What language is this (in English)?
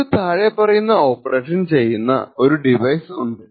Malayalam